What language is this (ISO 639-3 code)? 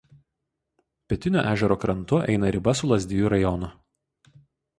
lit